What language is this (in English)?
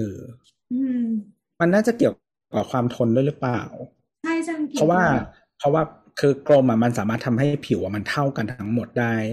Thai